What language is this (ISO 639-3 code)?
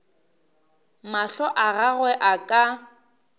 nso